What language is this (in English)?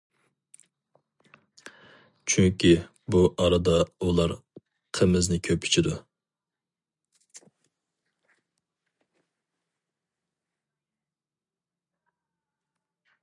Uyghur